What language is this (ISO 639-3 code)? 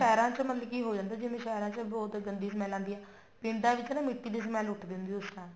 pan